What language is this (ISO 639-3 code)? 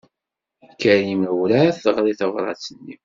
kab